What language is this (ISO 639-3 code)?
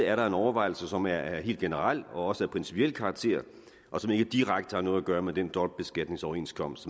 dan